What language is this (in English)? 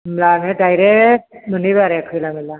Bodo